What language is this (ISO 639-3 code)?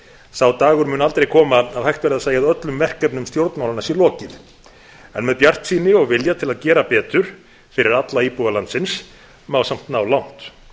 isl